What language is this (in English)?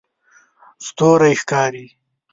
Pashto